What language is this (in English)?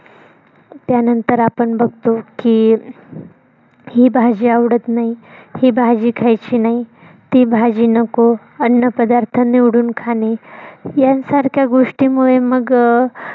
Marathi